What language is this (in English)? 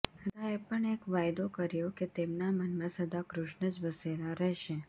Gujarati